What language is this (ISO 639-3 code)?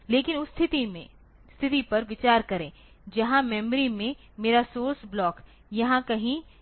hin